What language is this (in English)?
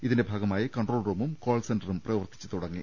Malayalam